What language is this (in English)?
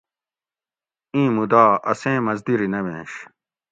Gawri